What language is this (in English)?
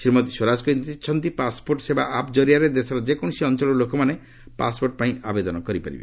Odia